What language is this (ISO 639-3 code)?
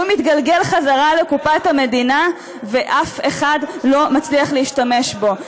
heb